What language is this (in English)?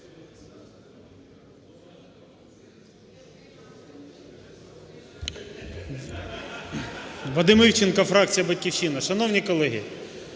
Ukrainian